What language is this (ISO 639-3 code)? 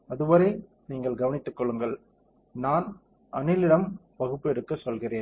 tam